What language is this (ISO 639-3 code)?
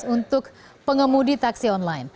ind